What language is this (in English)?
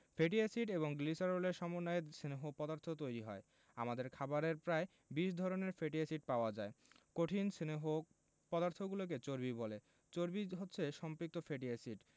Bangla